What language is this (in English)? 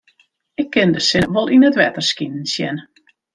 Western Frisian